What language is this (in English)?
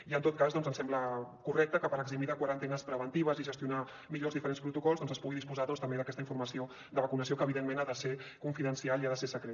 Catalan